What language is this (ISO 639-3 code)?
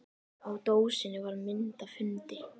isl